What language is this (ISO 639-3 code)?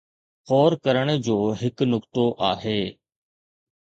snd